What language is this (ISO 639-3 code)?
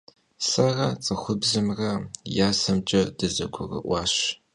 kbd